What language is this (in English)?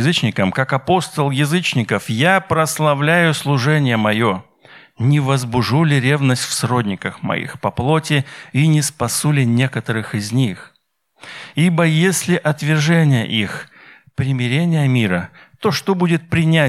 Russian